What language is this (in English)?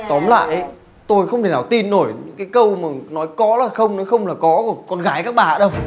Vietnamese